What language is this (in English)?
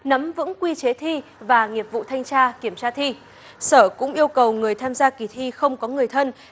Vietnamese